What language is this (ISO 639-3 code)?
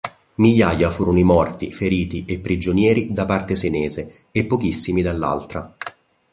ita